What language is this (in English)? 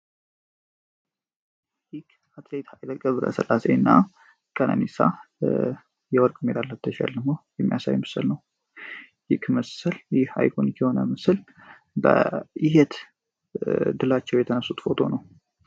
Amharic